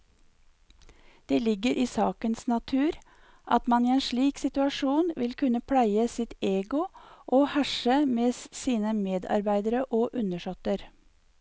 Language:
Norwegian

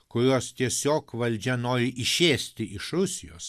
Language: Lithuanian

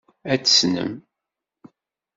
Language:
Kabyle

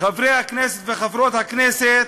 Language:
Hebrew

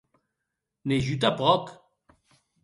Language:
Occitan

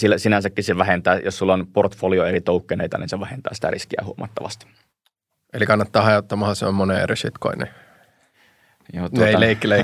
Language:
Finnish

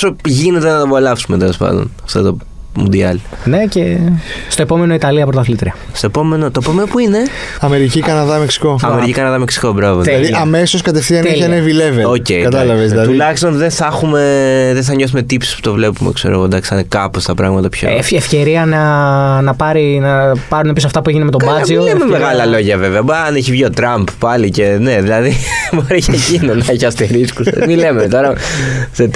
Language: Greek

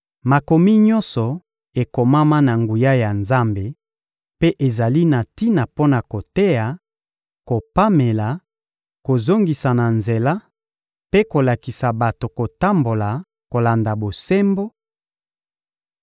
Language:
Lingala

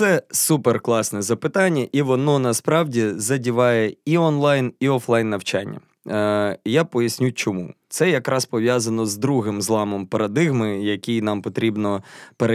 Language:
Ukrainian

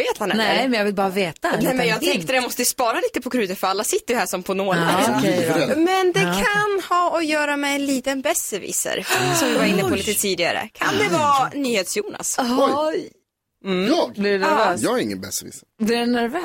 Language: Swedish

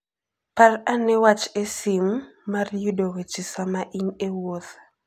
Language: Luo (Kenya and Tanzania)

